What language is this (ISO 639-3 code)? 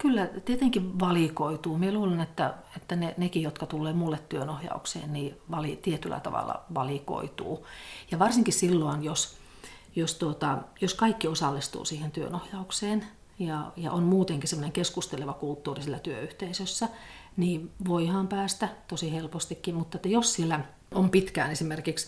fin